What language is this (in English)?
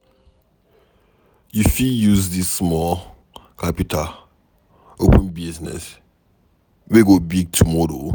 Nigerian Pidgin